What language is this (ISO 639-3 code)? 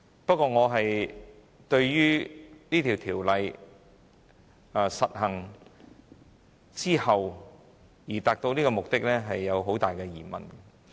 yue